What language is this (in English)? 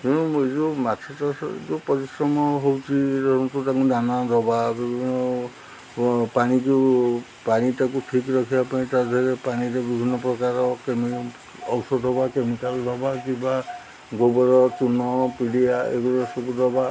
Odia